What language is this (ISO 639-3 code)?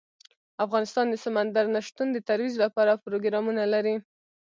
pus